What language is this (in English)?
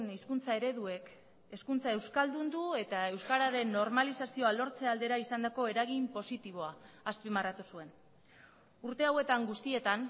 Basque